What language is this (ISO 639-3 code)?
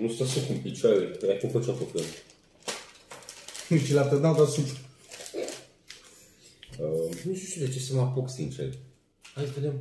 ron